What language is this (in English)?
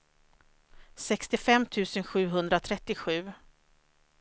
Swedish